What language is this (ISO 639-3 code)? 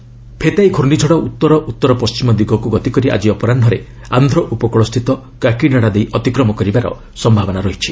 ori